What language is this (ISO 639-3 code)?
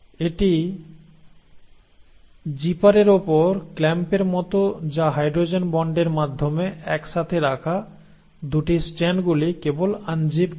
ben